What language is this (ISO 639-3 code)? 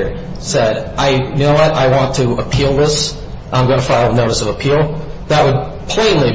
eng